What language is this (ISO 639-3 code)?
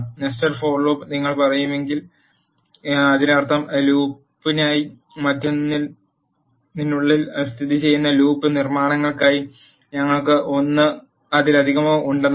mal